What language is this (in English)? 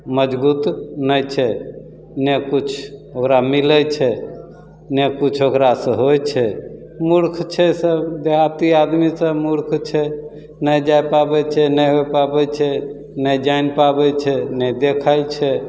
Maithili